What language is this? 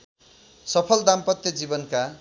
Nepali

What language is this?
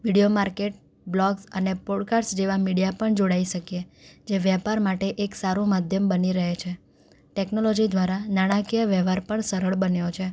Gujarati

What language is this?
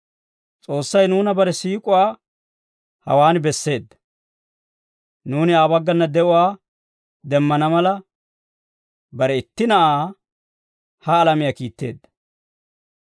Dawro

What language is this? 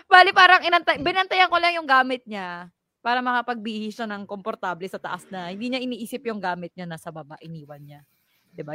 Filipino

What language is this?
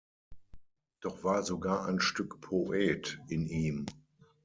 German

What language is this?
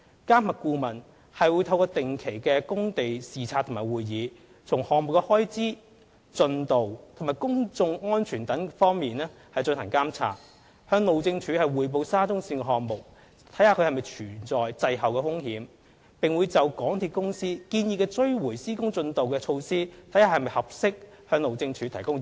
Cantonese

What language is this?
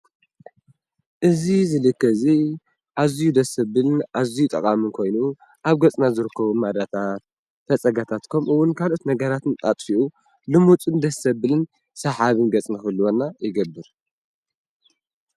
Tigrinya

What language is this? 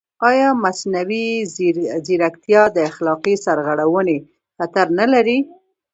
Pashto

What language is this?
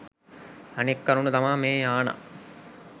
Sinhala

